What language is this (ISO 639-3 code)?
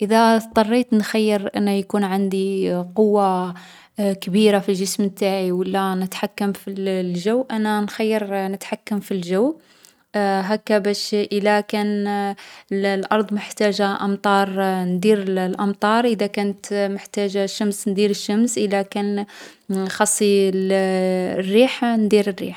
arq